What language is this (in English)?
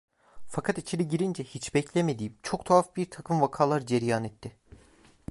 Turkish